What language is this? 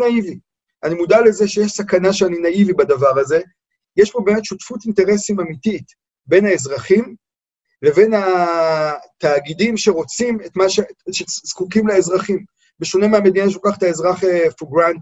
Hebrew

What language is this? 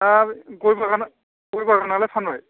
Bodo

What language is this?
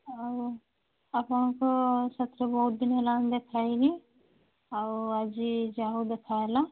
Odia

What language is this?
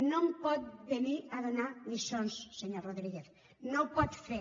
Catalan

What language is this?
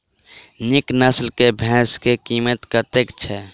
Maithili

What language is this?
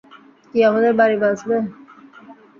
Bangla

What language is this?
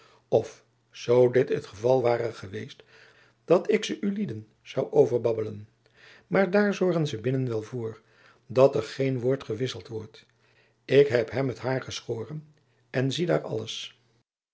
Dutch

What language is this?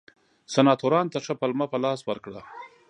Pashto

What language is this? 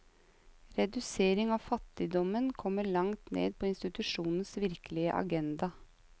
Norwegian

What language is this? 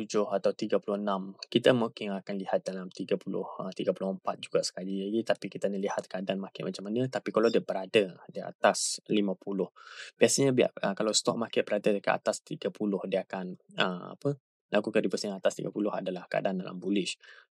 Malay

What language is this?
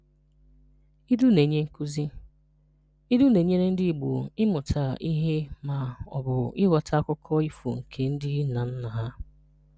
Igbo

